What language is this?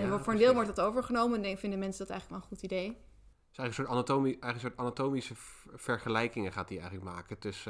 Dutch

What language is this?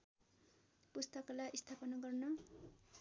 Nepali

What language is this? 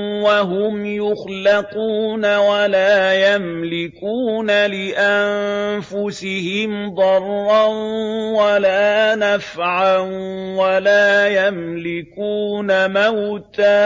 Arabic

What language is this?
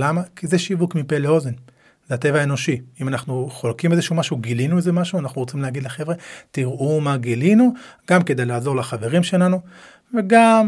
Hebrew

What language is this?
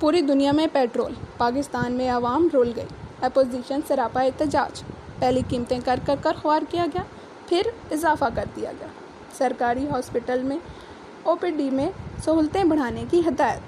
Urdu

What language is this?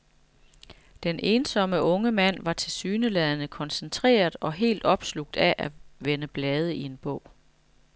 Danish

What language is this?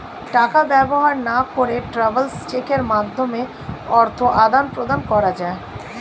Bangla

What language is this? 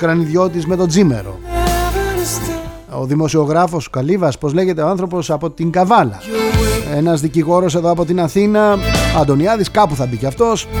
Greek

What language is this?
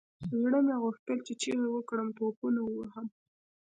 Pashto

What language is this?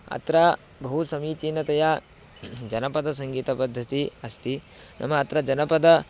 Sanskrit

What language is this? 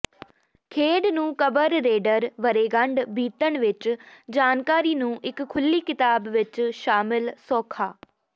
Punjabi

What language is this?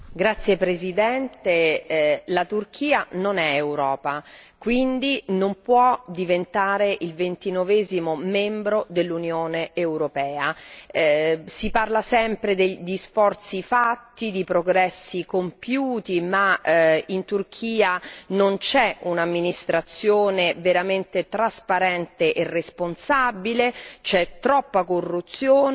Italian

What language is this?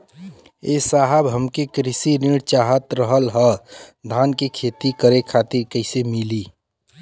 Bhojpuri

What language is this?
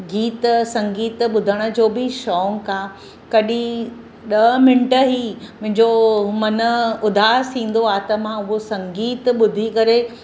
Sindhi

